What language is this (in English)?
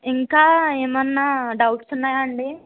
Telugu